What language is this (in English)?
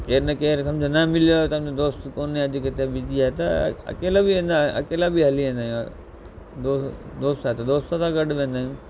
Sindhi